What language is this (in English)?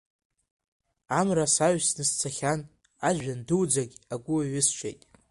Abkhazian